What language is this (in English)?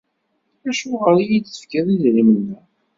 Kabyle